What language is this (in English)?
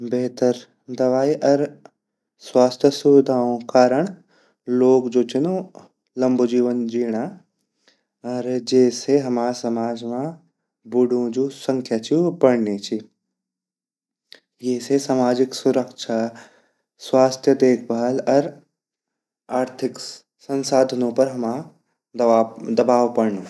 Garhwali